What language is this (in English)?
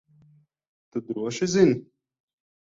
Latvian